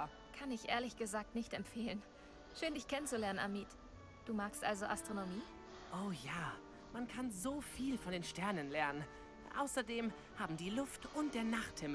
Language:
German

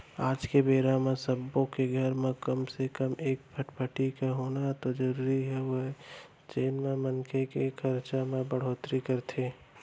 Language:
Chhattisgarhi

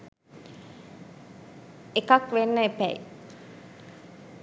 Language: Sinhala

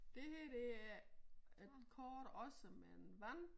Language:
Danish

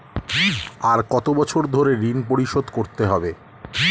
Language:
Bangla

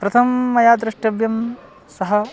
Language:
Sanskrit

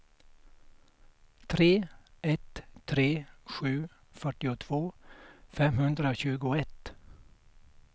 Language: Swedish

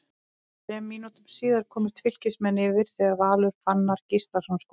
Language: Icelandic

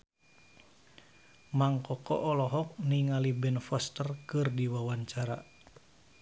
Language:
Sundanese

